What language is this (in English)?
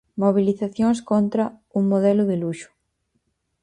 Galician